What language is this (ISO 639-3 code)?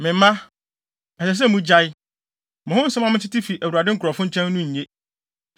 aka